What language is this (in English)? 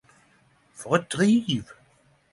Norwegian Nynorsk